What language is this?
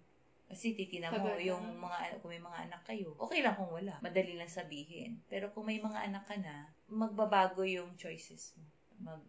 Filipino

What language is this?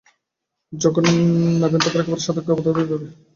Bangla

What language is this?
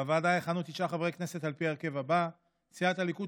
Hebrew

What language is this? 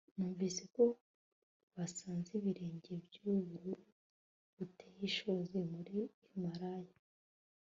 Kinyarwanda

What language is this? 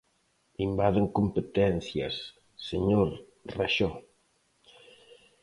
Galician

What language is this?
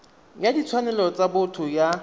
Tswana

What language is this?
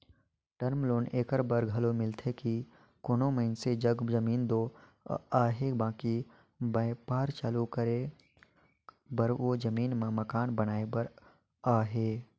Chhattisgarhi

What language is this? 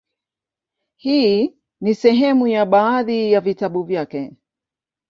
Swahili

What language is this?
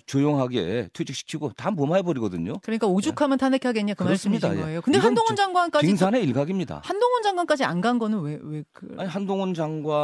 Korean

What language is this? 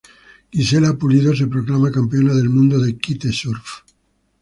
Spanish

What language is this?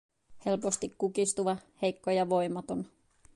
Finnish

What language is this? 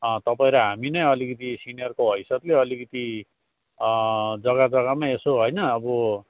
Nepali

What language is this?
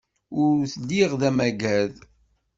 Kabyle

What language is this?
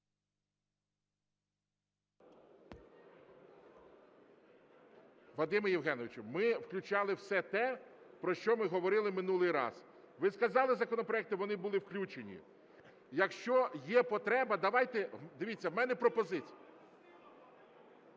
Ukrainian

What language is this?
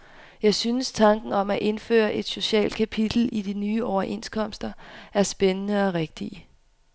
Danish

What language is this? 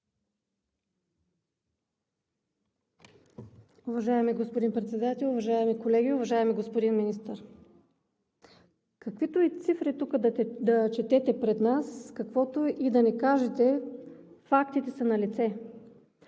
Bulgarian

